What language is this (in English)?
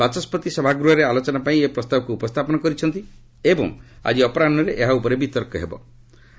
Odia